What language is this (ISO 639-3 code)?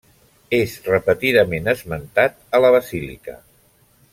cat